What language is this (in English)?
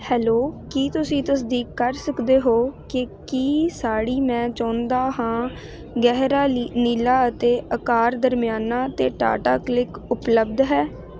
Punjabi